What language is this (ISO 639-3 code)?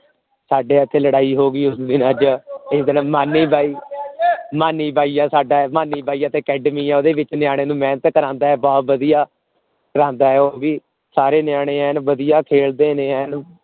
pan